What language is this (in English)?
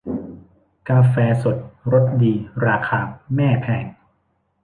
Thai